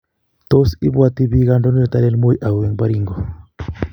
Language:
Kalenjin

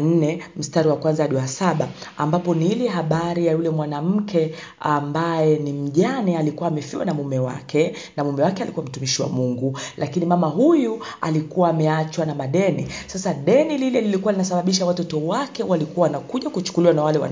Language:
Swahili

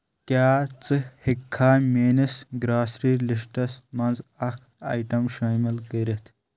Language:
Kashmiri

